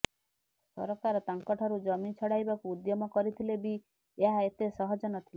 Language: Odia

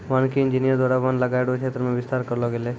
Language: Maithili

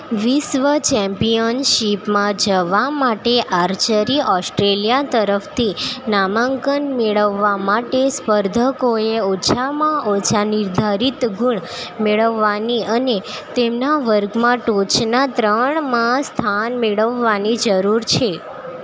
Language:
Gujarati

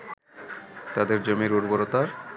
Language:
Bangla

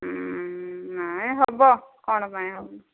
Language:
Odia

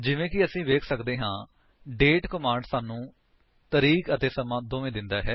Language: Punjabi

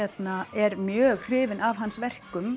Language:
Icelandic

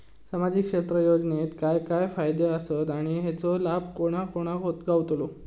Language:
Marathi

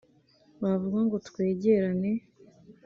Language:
Kinyarwanda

